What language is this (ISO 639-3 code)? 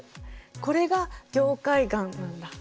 jpn